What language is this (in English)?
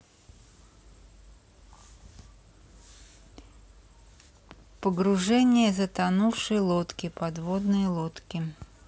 Russian